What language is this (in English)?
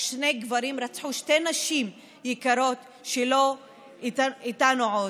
Hebrew